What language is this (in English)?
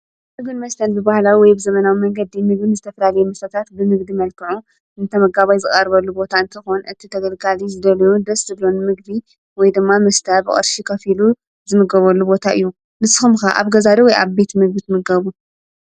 Tigrinya